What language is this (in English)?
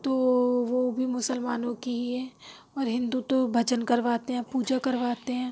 Urdu